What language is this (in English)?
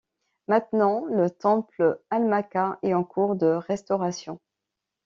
French